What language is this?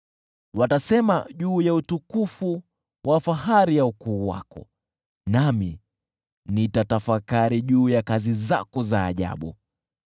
Swahili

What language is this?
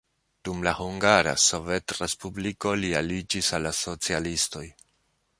Esperanto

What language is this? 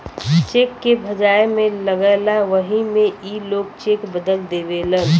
Bhojpuri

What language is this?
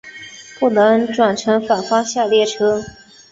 Chinese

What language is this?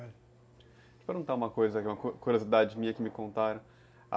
Portuguese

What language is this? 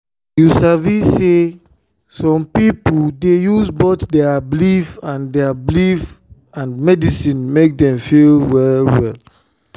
Nigerian Pidgin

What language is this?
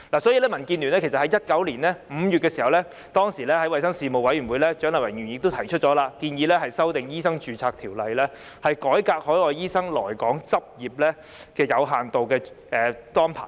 Cantonese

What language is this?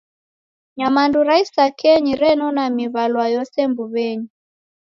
Taita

